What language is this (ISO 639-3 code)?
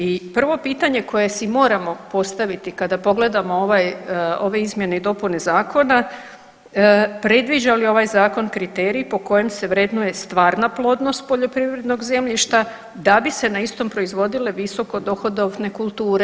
hrv